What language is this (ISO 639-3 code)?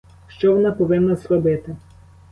ukr